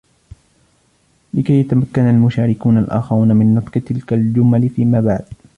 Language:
Arabic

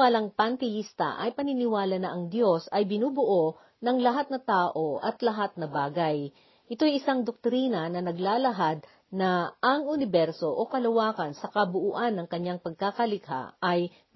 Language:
Filipino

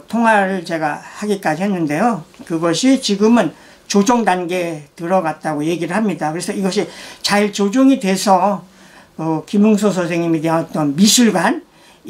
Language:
Korean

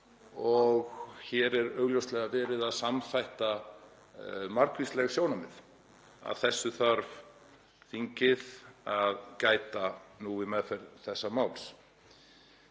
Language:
Icelandic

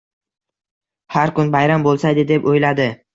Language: Uzbek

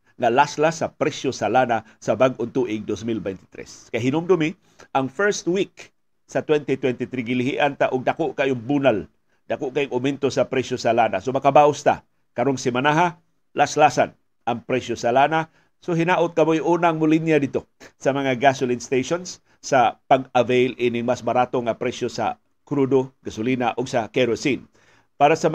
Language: Filipino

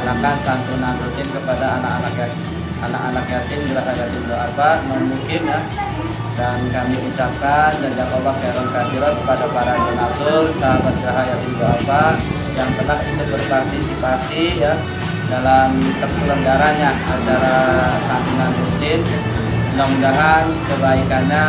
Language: Indonesian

